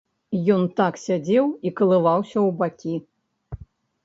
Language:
Belarusian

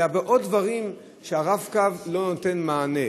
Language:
Hebrew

